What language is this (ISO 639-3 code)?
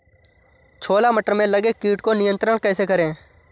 hin